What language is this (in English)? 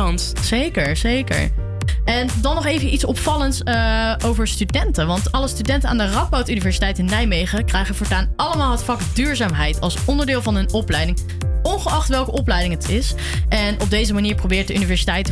Dutch